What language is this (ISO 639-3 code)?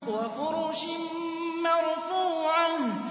ara